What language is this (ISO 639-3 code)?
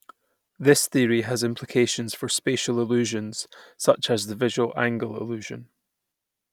eng